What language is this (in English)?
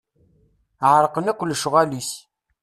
Kabyle